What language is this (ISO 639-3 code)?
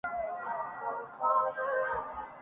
urd